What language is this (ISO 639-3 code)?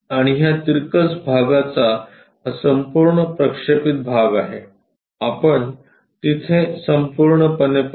mar